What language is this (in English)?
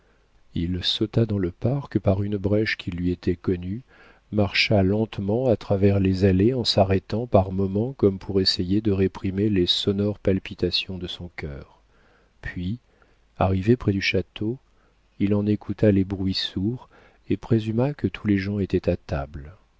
French